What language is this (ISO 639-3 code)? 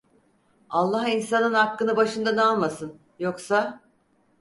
tur